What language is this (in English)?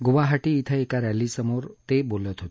Marathi